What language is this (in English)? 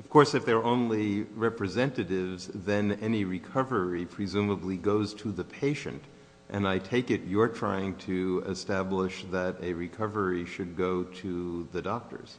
English